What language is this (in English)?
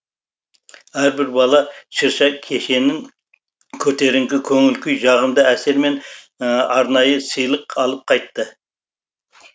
Kazakh